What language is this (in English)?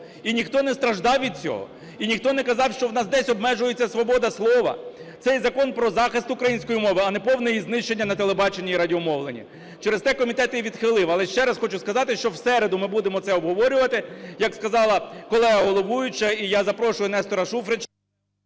Ukrainian